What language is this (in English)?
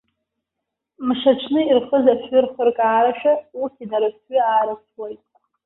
Abkhazian